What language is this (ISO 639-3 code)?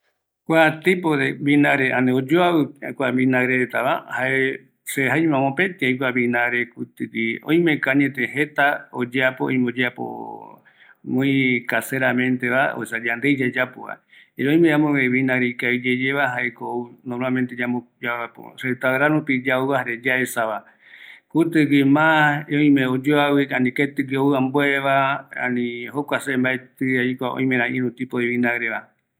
gui